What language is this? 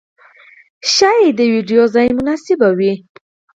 Pashto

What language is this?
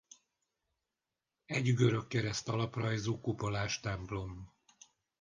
Hungarian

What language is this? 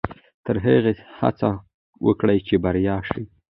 Pashto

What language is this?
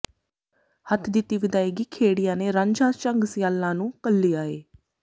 Punjabi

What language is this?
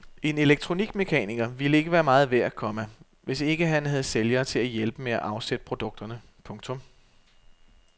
Danish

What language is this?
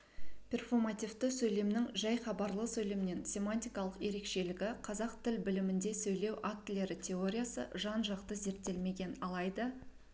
Kazakh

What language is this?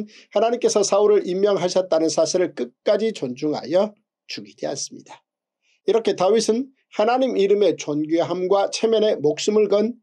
Korean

